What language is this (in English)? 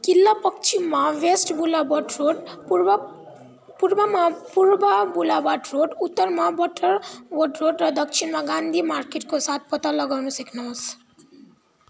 Nepali